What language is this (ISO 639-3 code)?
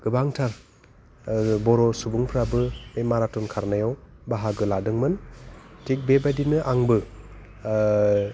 brx